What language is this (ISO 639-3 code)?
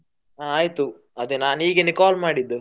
kan